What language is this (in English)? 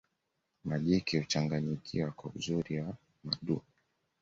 Swahili